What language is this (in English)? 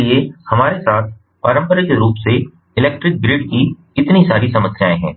Hindi